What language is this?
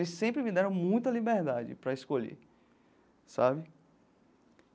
Portuguese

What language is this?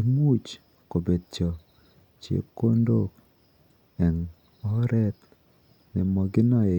Kalenjin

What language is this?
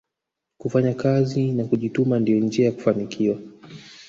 Swahili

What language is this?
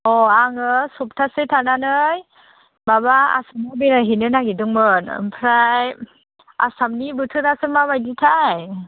Bodo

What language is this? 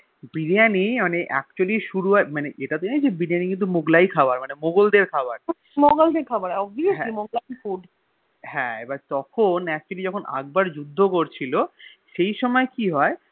Bangla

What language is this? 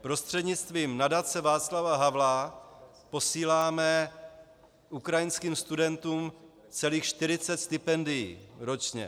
Czech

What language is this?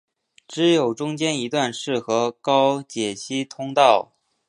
Chinese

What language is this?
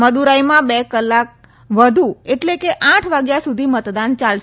Gujarati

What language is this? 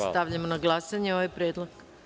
Serbian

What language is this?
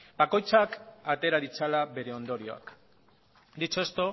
Basque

